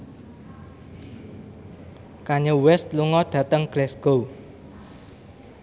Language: Javanese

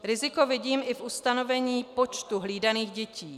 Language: Czech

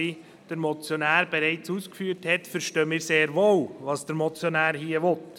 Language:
Swiss German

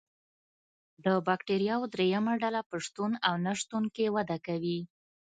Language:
Pashto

